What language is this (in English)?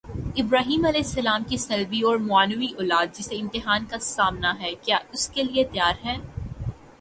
Urdu